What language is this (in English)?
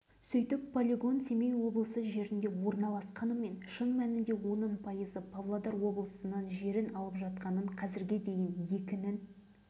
Kazakh